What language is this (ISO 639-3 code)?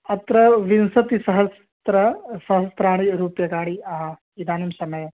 san